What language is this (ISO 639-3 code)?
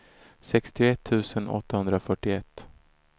swe